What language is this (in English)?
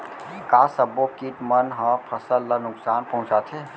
Chhattisgarhi